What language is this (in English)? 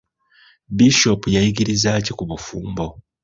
Ganda